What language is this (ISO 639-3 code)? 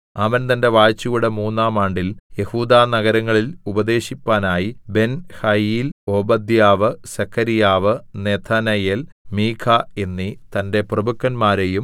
mal